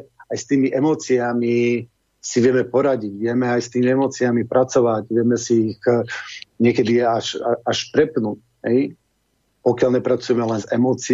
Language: Slovak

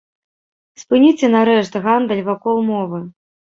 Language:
Belarusian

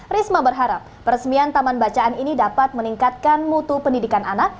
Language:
Indonesian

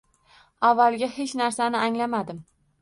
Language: Uzbek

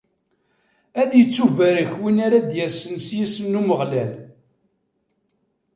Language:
Kabyle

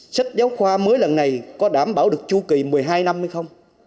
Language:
Vietnamese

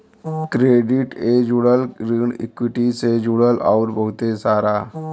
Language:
Bhojpuri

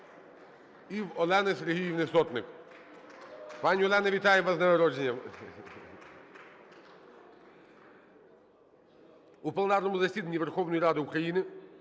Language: Ukrainian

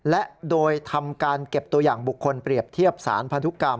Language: Thai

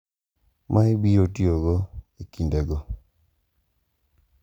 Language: Luo (Kenya and Tanzania)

